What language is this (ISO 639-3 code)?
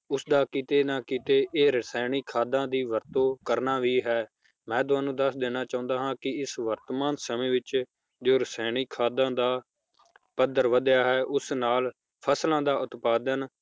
pan